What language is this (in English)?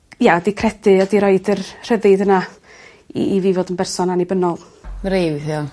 Welsh